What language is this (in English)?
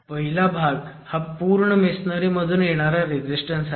Marathi